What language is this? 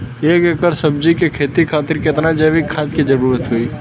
Bhojpuri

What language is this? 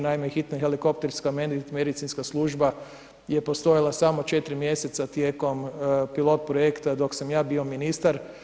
Croatian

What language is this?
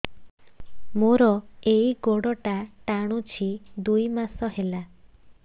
Odia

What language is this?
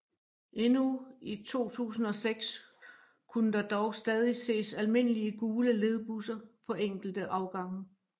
Danish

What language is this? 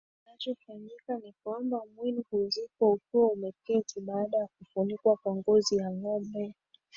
Swahili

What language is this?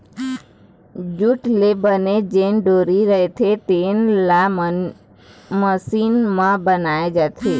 Chhattisgarhi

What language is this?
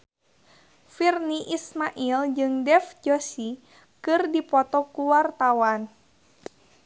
Sundanese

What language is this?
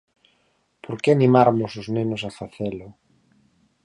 Galician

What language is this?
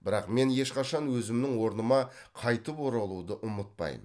Kazakh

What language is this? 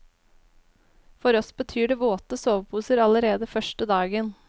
Norwegian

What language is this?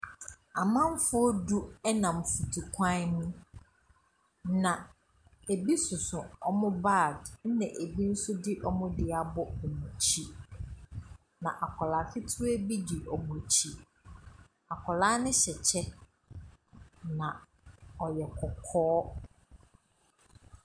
Akan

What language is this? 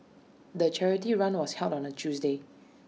English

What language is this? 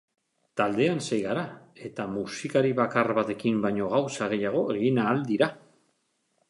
Basque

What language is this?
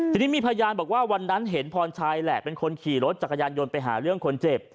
Thai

